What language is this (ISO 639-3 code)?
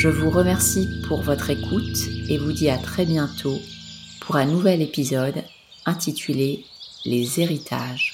fra